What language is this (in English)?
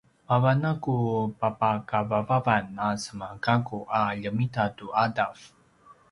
Paiwan